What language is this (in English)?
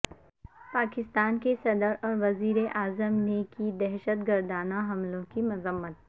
Urdu